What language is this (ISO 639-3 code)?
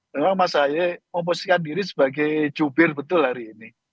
ind